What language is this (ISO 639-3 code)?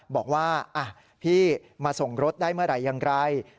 tha